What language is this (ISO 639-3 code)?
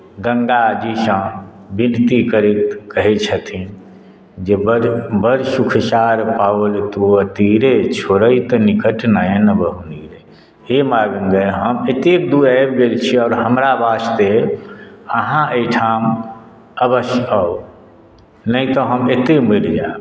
mai